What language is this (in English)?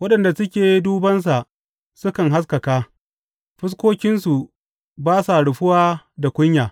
Hausa